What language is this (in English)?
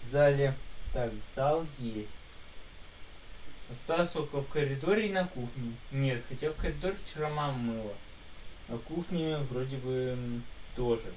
Russian